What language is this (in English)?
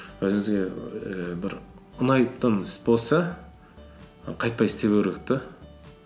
Kazakh